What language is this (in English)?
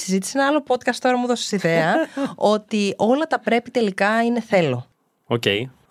Greek